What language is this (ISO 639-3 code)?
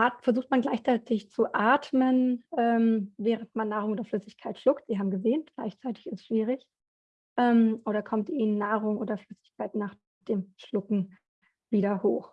deu